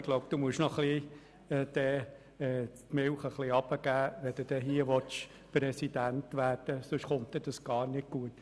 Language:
Swiss German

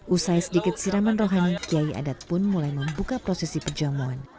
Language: Indonesian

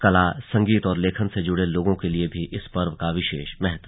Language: Hindi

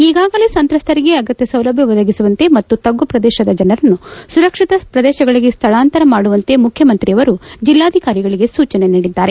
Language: Kannada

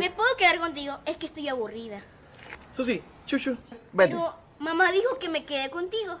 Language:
Spanish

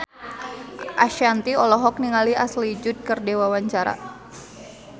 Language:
Sundanese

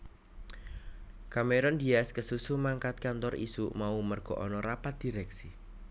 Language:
Javanese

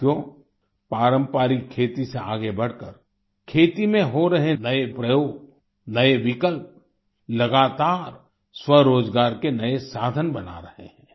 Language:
Hindi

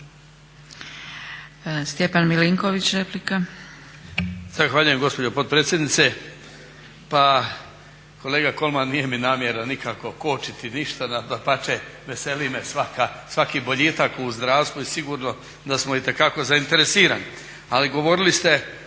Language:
Croatian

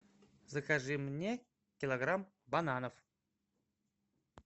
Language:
Russian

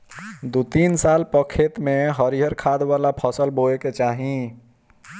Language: Bhojpuri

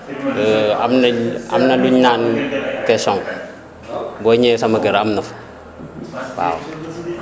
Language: Wolof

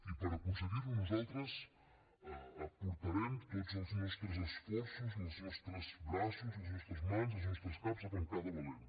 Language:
Catalan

